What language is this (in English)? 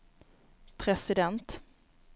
Swedish